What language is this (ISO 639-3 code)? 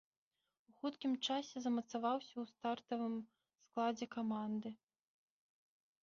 bel